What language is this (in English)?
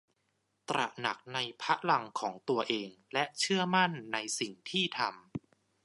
Thai